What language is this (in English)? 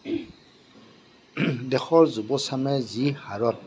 Assamese